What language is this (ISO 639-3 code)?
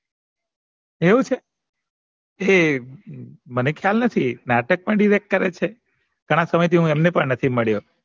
guj